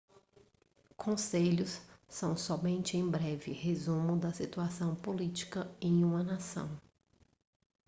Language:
Portuguese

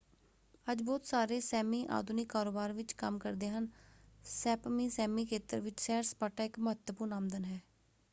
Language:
Punjabi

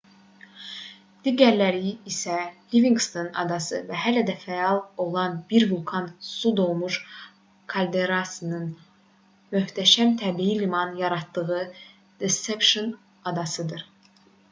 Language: Azerbaijani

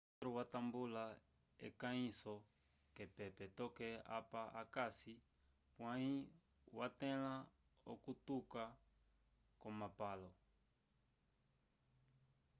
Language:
Umbundu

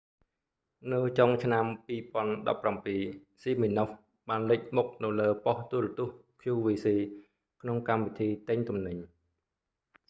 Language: Khmer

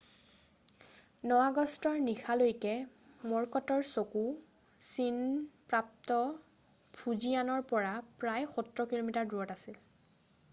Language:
Assamese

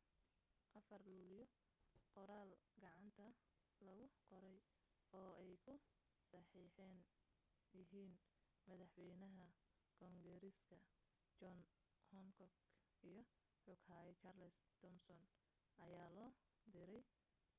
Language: Somali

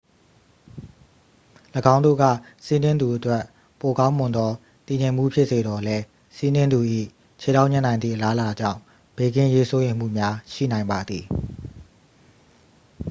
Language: Burmese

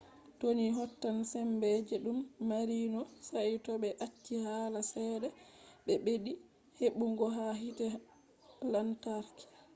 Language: Fula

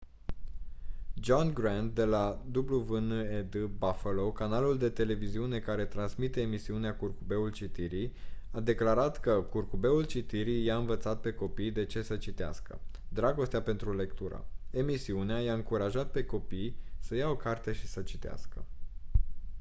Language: Romanian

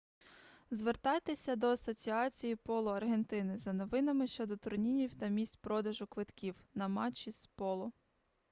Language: Ukrainian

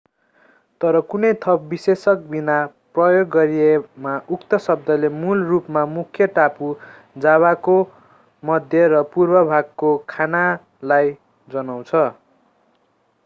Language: Nepali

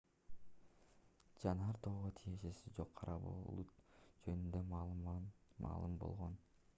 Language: Kyrgyz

